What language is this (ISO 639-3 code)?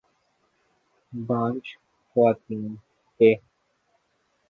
urd